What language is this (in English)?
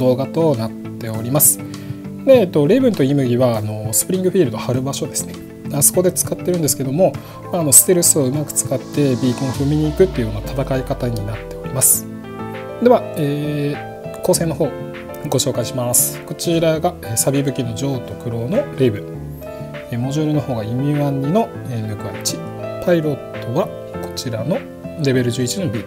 Japanese